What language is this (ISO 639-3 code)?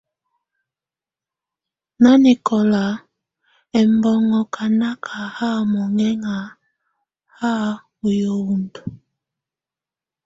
tvu